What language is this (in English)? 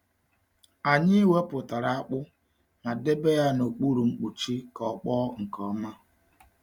Igbo